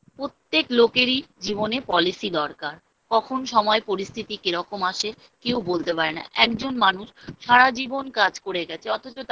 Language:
Bangla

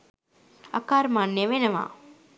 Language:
Sinhala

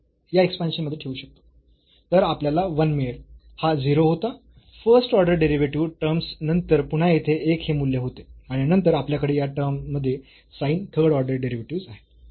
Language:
Marathi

